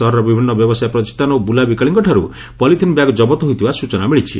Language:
Odia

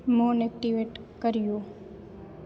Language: Sindhi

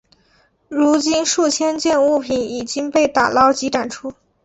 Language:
Chinese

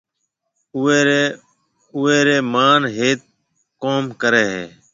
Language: Marwari (Pakistan)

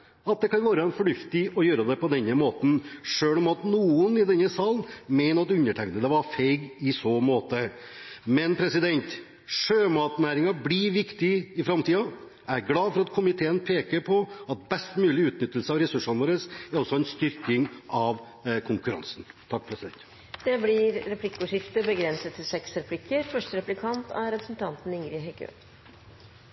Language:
Norwegian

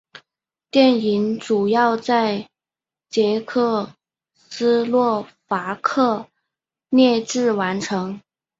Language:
Chinese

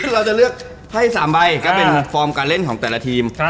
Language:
Thai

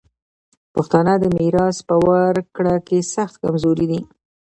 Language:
Pashto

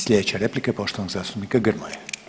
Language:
Croatian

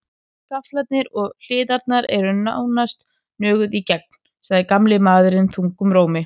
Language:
Icelandic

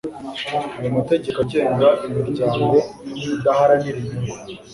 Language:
Kinyarwanda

